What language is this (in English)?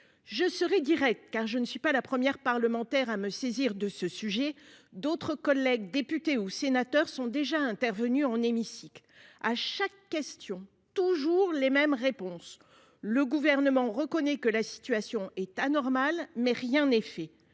French